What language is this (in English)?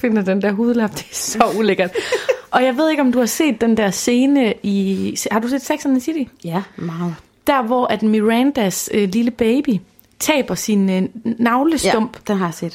Danish